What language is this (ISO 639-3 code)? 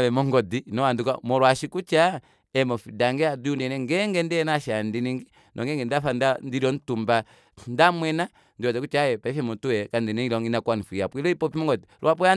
kua